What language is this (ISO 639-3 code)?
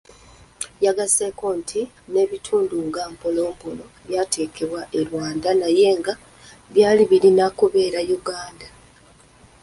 lug